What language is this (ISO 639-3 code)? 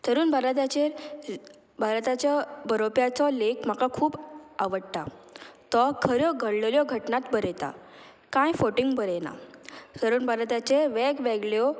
kok